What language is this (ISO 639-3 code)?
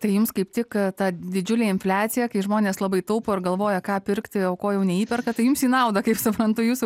lit